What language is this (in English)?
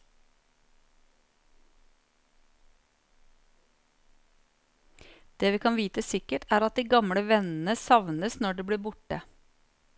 Norwegian